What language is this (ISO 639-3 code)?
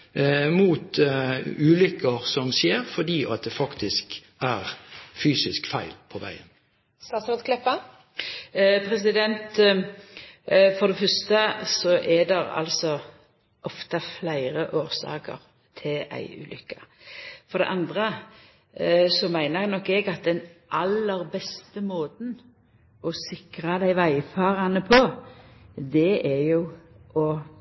nor